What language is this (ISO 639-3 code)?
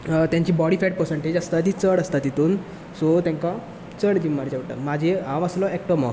kok